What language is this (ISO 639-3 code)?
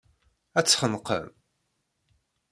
kab